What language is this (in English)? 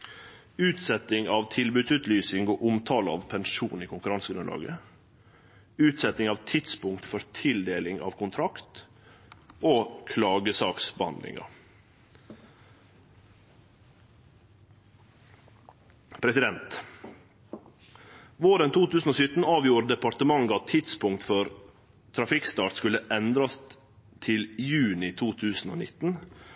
Norwegian Nynorsk